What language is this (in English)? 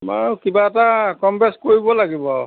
Assamese